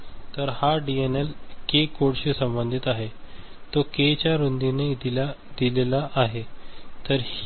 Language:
Marathi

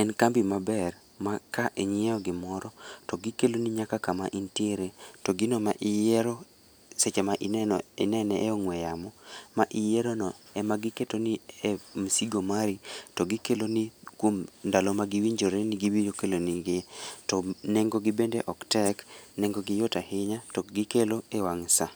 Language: Luo (Kenya and Tanzania)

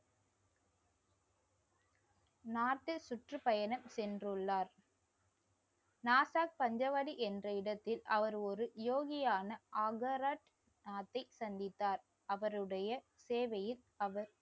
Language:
Tamil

